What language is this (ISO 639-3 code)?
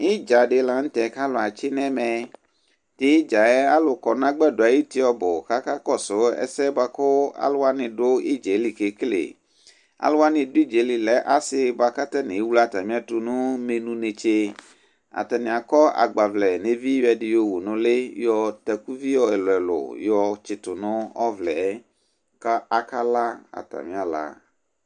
kpo